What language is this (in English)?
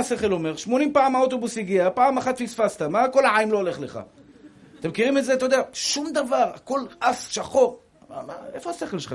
Hebrew